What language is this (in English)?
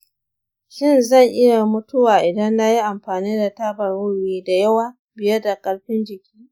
Hausa